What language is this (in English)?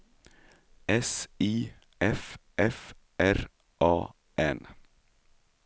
Swedish